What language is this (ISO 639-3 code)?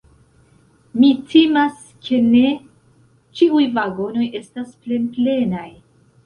epo